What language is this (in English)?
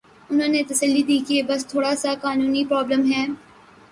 Urdu